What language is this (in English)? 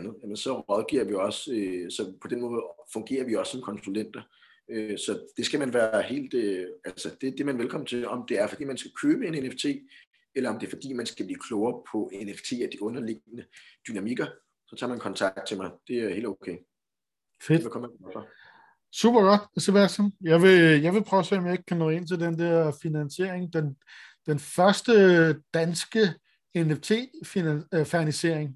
Danish